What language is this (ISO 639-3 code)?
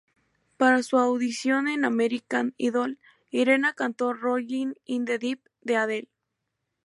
spa